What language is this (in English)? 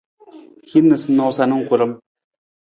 Nawdm